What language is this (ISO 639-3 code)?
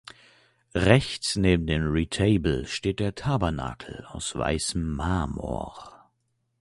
deu